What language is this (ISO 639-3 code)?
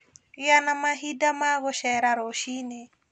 kik